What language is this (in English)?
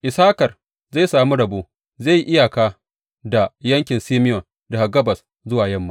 Hausa